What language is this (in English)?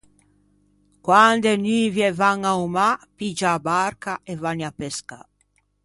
Ligurian